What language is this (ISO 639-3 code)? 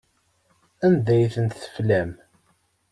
kab